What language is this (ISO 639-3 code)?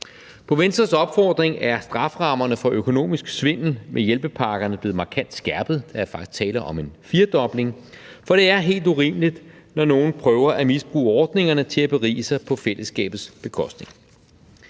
dan